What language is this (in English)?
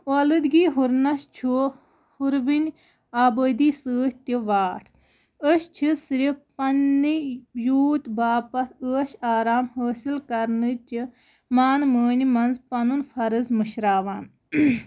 Kashmiri